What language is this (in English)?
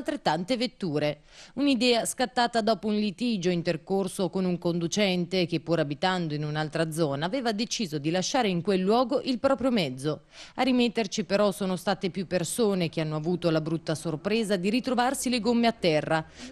Italian